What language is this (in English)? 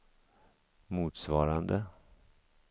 Swedish